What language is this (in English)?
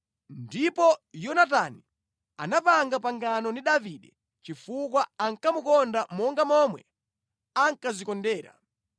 Nyanja